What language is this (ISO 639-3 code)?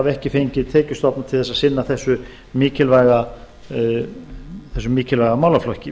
isl